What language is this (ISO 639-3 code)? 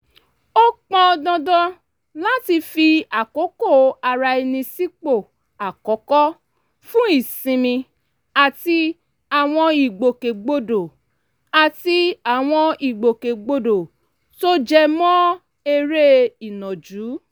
yor